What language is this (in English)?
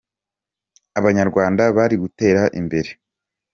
Kinyarwanda